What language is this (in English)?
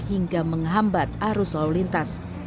Indonesian